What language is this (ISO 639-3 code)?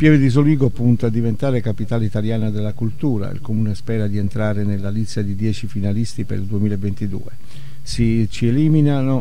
ita